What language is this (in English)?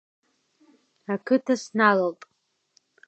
Abkhazian